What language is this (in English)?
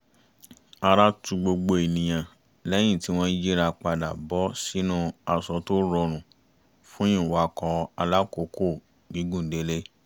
Yoruba